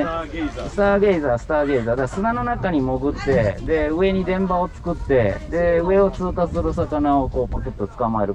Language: Japanese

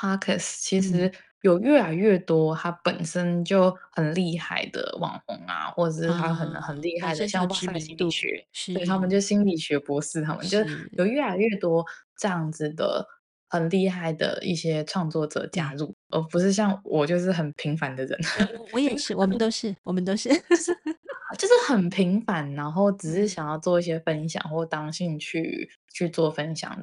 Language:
Chinese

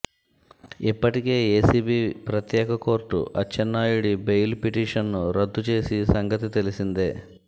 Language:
Telugu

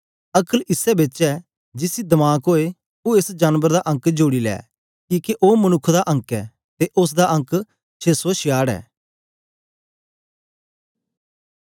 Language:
Dogri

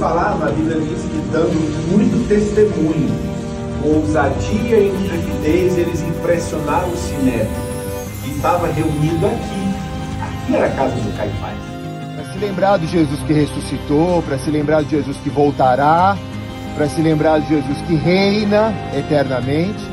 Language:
Portuguese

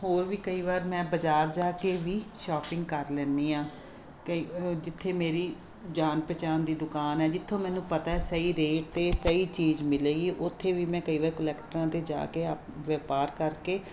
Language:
Punjabi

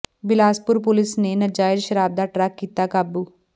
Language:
Punjabi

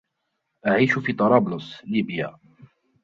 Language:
Arabic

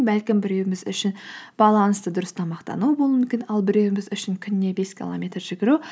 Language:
Kazakh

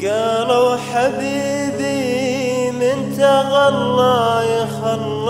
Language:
Arabic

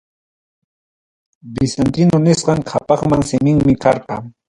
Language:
Ayacucho Quechua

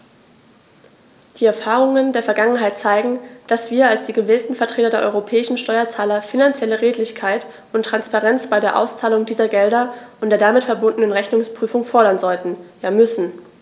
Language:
German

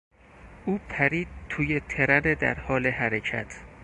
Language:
Persian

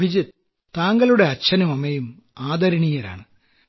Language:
Malayalam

